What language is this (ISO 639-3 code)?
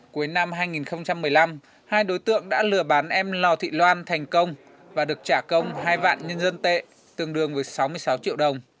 vie